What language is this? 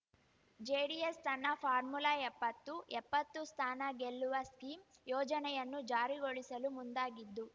Kannada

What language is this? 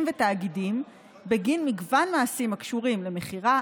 Hebrew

